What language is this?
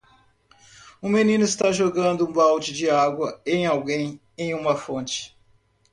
Portuguese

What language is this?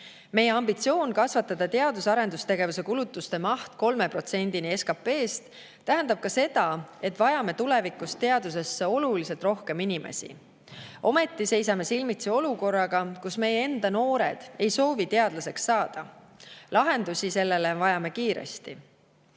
Estonian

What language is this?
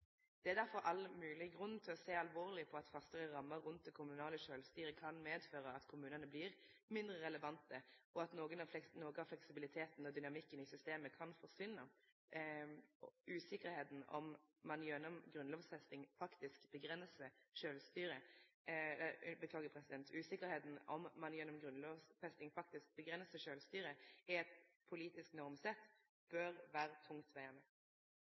Norwegian Nynorsk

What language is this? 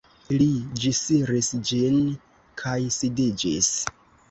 Esperanto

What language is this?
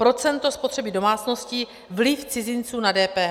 Czech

